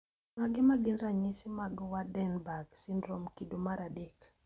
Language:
Luo (Kenya and Tanzania)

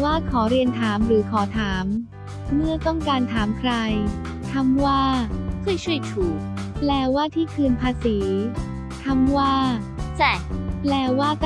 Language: Thai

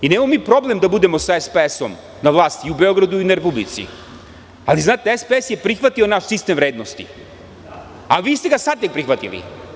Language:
Serbian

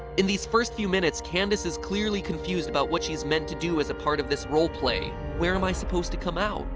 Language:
English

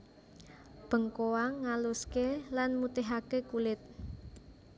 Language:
Javanese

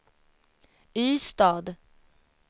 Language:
Swedish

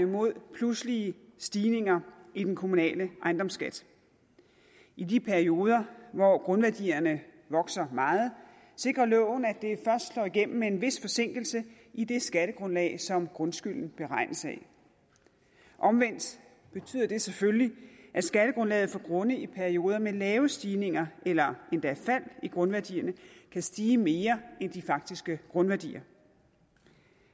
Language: Danish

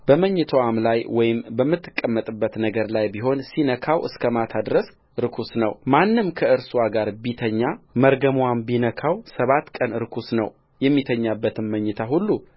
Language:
Amharic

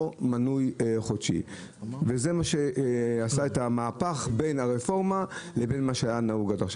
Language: Hebrew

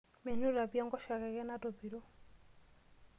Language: Masai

